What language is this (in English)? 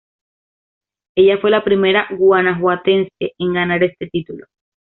Spanish